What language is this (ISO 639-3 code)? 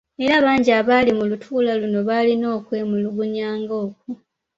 lug